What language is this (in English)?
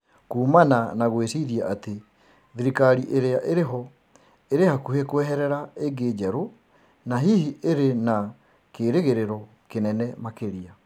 Kikuyu